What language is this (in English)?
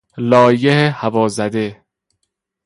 Persian